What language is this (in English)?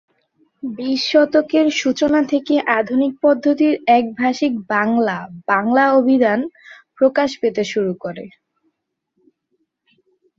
Bangla